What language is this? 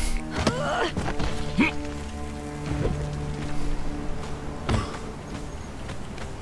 Finnish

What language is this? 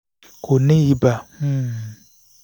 Yoruba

